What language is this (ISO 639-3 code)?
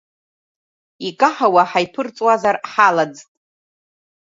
abk